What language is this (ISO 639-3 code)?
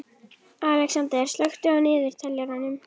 isl